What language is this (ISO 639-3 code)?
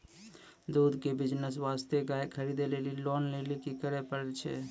mai